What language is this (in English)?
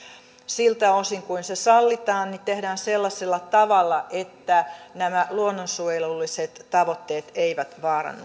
Finnish